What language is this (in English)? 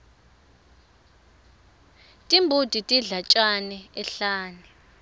Swati